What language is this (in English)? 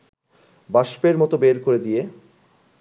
Bangla